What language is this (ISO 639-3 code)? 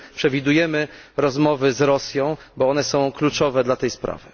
pol